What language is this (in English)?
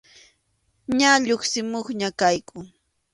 Arequipa-La Unión Quechua